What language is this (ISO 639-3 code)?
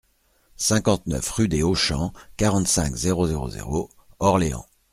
fra